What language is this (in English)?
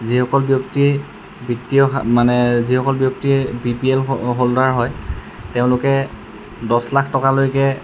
Assamese